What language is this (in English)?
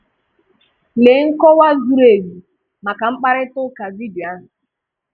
Igbo